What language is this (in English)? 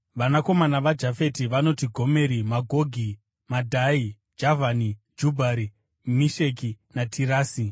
Shona